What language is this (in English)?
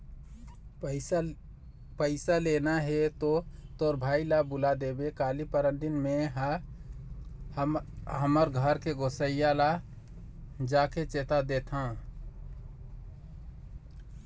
Chhattisgarhi